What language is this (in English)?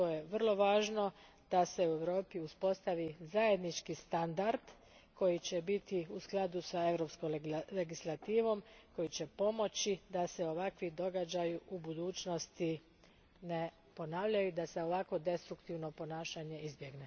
Croatian